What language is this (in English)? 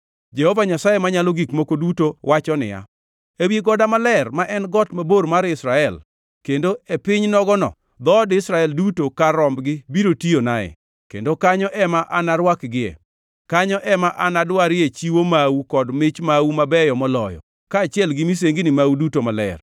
Luo (Kenya and Tanzania)